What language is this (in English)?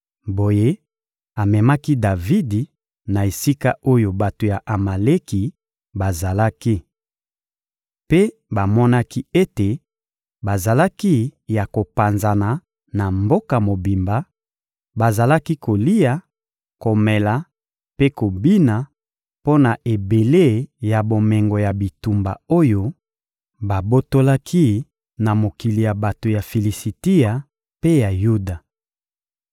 Lingala